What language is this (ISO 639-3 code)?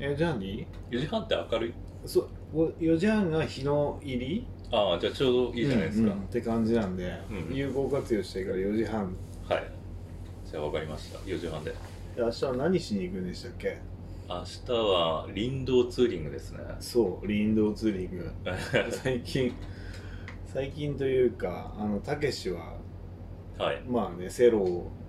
jpn